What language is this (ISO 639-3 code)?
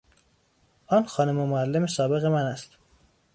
fas